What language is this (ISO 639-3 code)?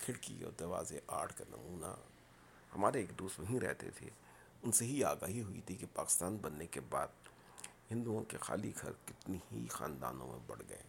urd